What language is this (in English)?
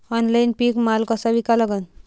Marathi